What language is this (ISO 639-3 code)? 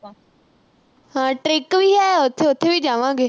pan